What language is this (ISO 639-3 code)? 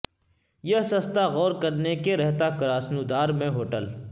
urd